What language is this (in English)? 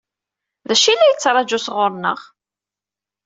Kabyle